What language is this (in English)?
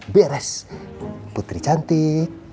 Indonesian